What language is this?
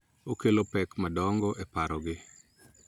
Luo (Kenya and Tanzania)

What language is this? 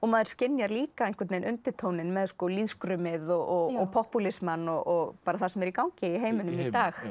Icelandic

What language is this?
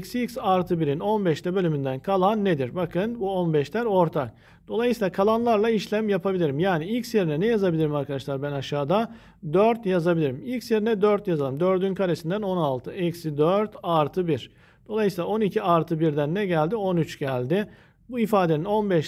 Turkish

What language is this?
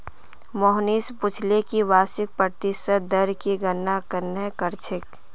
Magahi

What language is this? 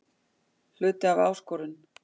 Icelandic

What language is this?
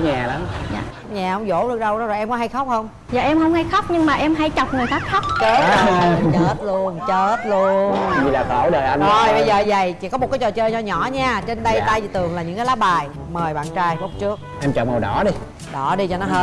Vietnamese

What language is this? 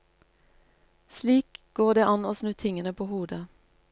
Norwegian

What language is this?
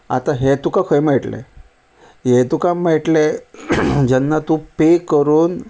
Konkani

